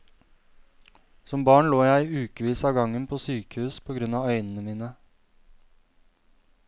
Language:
Norwegian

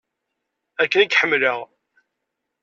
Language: Kabyle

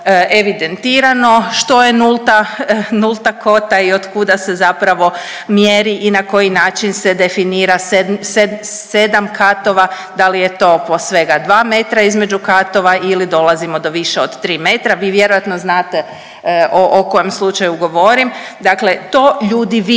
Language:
Croatian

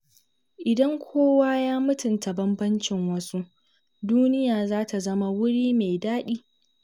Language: Hausa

